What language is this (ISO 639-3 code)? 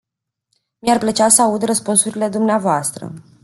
ron